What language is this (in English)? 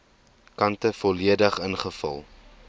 Afrikaans